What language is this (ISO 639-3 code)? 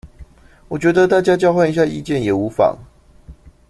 zho